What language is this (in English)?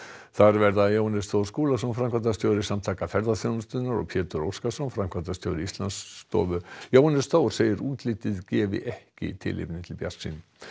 Icelandic